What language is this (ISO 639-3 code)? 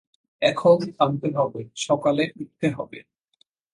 ben